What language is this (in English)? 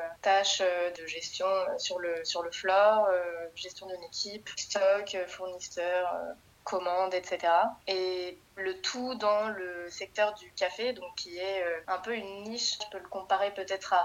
French